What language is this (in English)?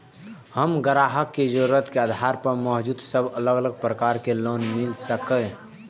Maithili